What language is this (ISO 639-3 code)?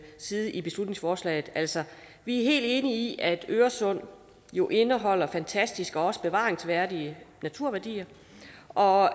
dan